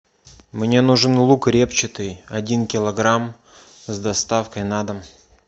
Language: Russian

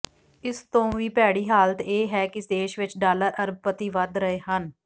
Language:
Punjabi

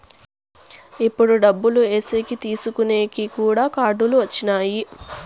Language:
Telugu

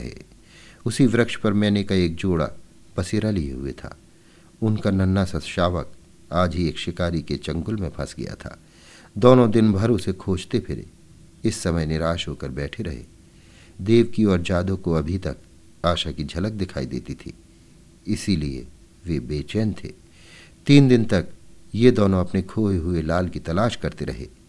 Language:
Hindi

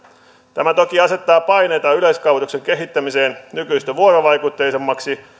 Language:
Finnish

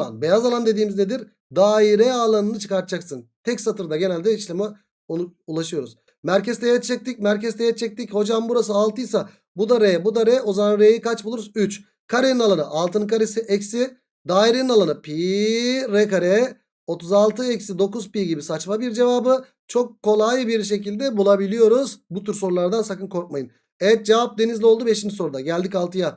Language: Turkish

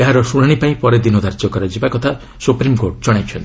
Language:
Odia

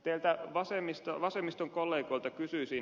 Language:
Finnish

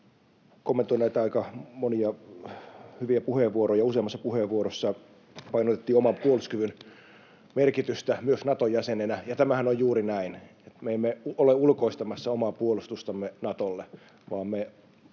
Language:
Finnish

